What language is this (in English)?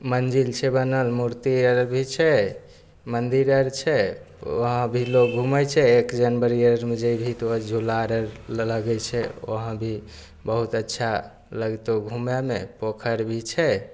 Maithili